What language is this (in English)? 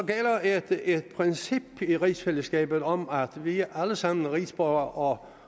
Danish